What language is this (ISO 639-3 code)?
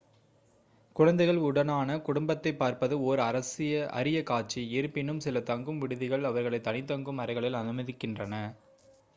tam